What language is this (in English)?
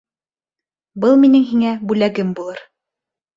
Bashkir